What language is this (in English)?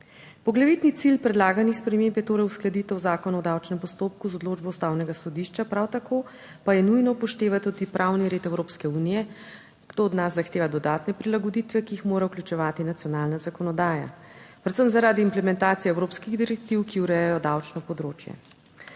Slovenian